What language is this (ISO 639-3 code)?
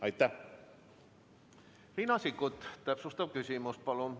est